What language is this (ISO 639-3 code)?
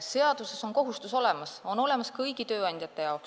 est